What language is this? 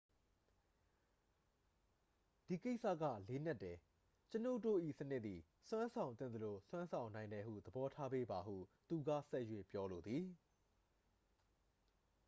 Burmese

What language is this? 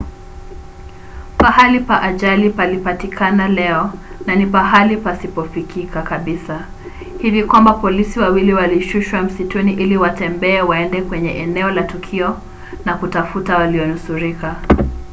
Swahili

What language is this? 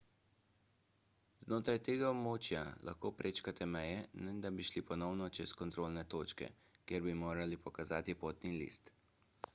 Slovenian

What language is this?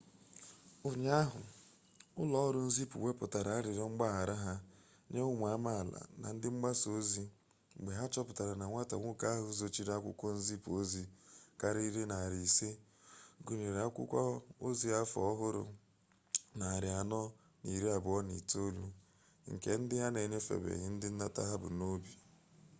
Igbo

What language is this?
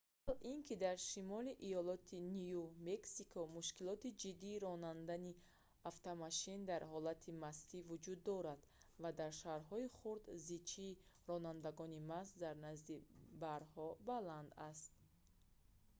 Tajik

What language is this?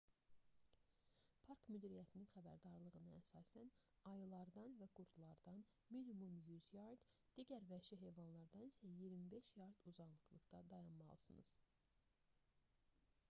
Azerbaijani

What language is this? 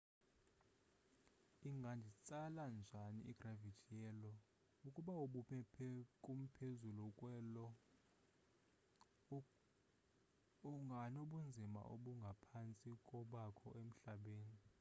Xhosa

